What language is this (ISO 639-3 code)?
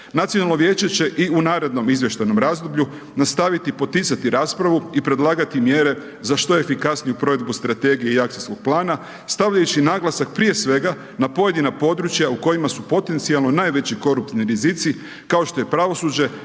hrv